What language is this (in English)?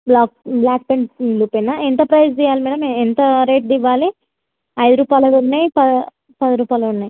Telugu